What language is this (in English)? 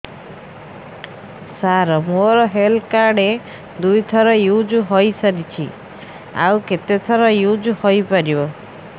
Odia